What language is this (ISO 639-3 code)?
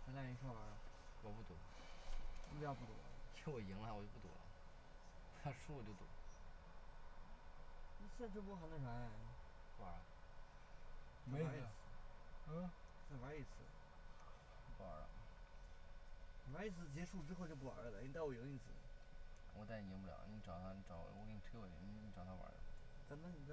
zho